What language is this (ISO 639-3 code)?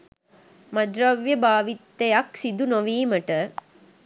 sin